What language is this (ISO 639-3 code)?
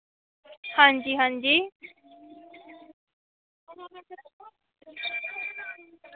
doi